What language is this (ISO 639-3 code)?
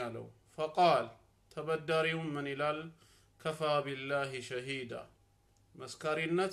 ara